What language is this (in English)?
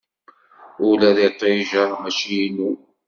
Kabyle